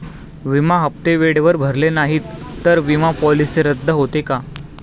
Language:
Marathi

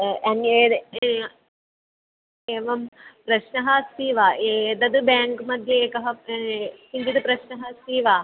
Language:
Sanskrit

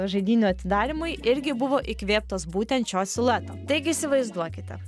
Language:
Lithuanian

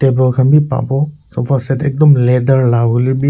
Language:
Naga Pidgin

